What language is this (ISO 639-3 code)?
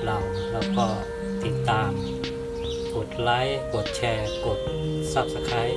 tha